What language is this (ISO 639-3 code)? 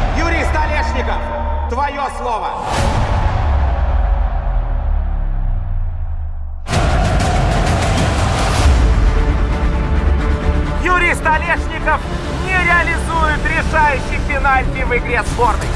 rus